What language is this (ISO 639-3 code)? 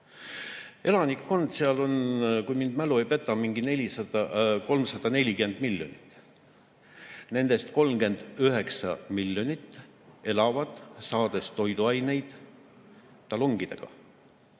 est